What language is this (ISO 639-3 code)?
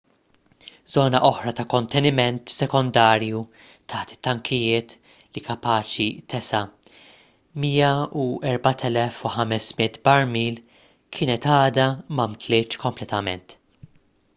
mlt